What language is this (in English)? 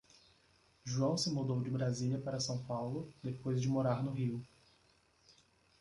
Portuguese